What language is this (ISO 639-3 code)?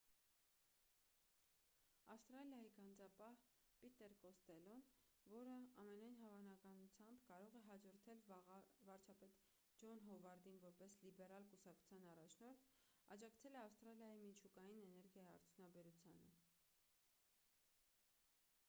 hye